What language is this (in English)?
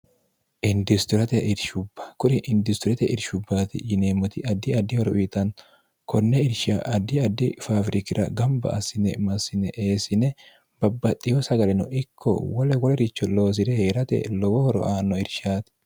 Sidamo